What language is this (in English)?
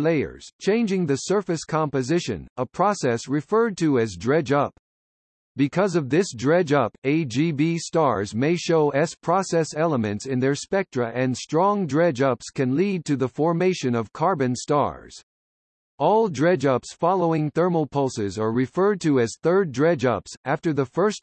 English